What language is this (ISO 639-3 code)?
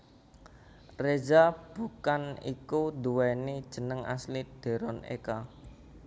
jav